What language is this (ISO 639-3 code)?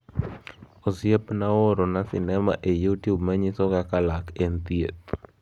luo